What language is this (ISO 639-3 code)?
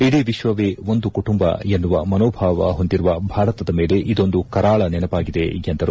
kan